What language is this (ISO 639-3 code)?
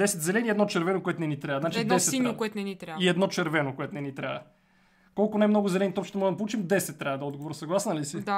bul